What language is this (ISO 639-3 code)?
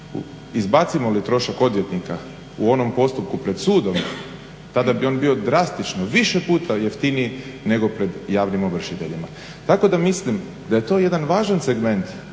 hrv